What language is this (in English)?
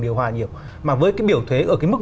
Vietnamese